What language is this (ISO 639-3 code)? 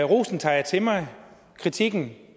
dan